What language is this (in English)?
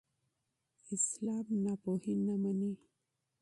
Pashto